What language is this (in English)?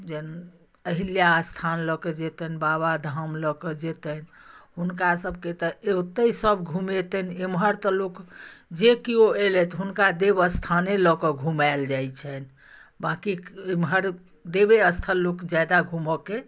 Maithili